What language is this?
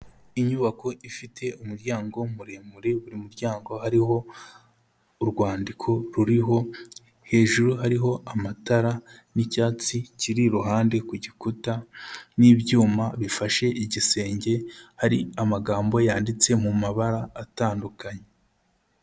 Kinyarwanda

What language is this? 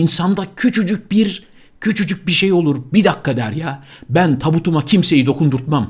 Turkish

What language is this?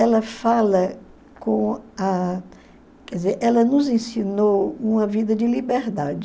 Portuguese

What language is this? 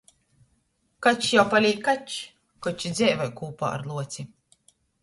Latgalian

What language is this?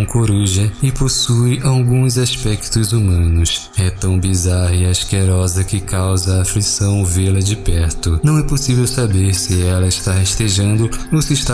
Portuguese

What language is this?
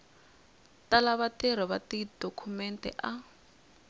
Tsonga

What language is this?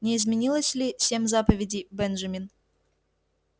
Russian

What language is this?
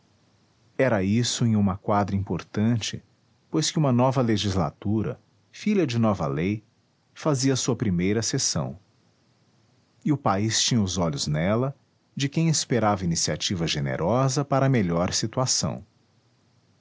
Portuguese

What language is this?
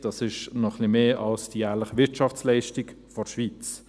Swiss German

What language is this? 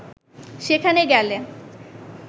Bangla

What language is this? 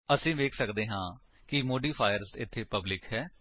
Punjabi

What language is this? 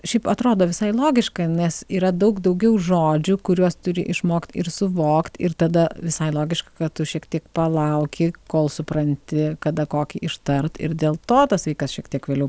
Lithuanian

